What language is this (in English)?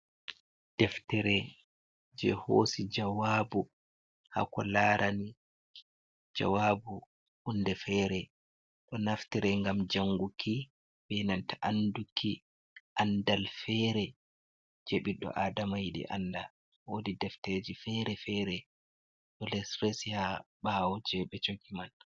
Fula